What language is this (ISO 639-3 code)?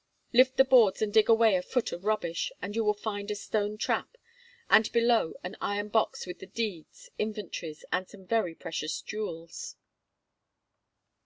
eng